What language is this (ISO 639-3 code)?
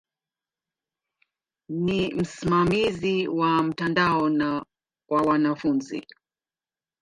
swa